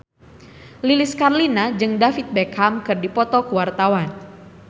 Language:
Sundanese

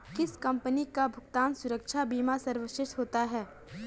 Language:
Hindi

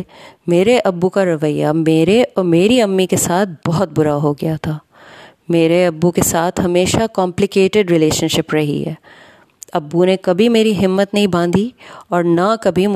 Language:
Urdu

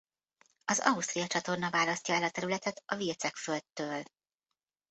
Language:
Hungarian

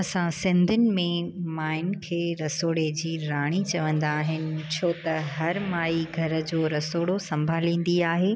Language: Sindhi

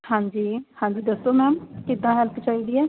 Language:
Punjabi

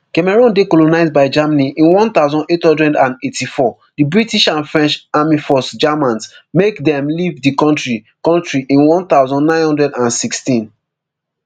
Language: Nigerian Pidgin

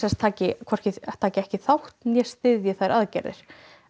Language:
Icelandic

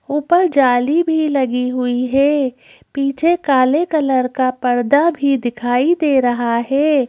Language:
Hindi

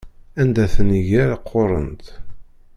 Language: Kabyle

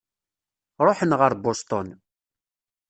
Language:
Kabyle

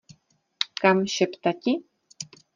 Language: Czech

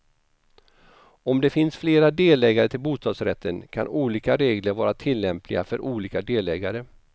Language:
Swedish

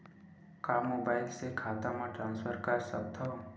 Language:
Chhattisgarhi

